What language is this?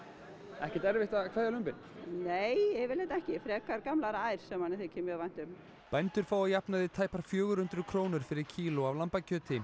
Icelandic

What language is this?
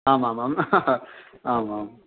Sanskrit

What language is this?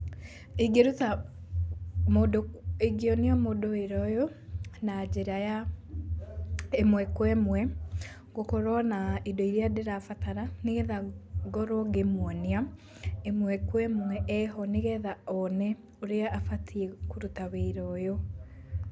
Kikuyu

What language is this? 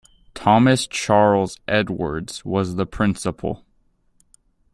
English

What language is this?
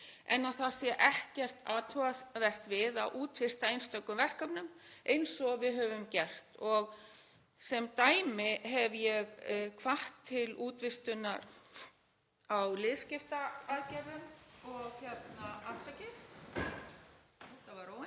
Icelandic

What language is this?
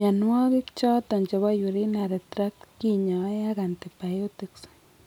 Kalenjin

